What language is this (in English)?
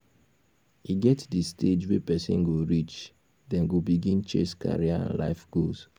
Nigerian Pidgin